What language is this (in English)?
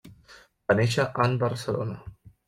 Catalan